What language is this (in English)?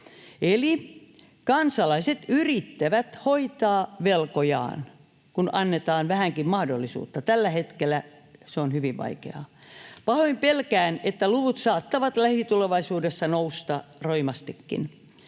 Finnish